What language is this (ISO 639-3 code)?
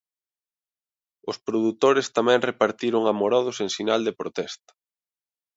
glg